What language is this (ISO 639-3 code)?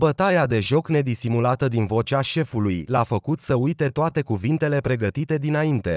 ron